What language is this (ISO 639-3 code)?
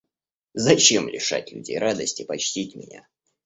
rus